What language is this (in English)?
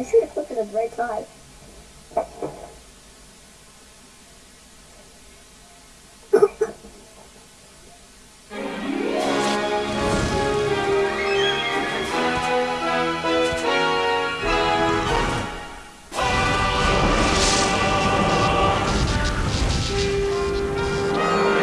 English